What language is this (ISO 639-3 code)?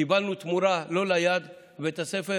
heb